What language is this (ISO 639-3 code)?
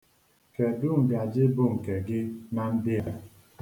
ibo